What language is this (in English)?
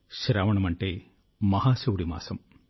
Telugu